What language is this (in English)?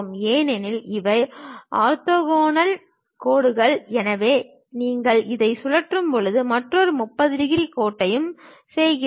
Tamil